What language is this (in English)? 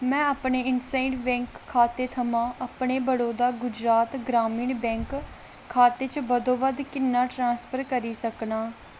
Dogri